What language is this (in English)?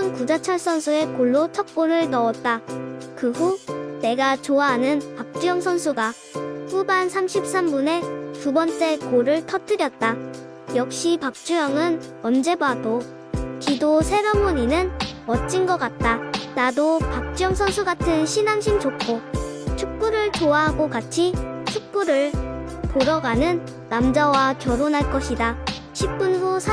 Korean